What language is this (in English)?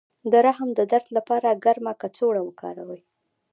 Pashto